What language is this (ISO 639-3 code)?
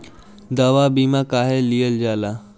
bho